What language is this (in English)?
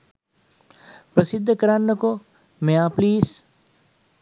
Sinhala